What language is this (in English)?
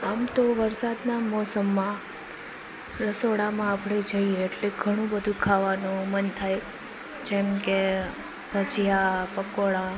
Gujarati